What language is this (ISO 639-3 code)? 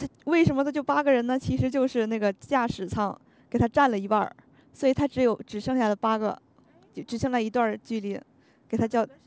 zho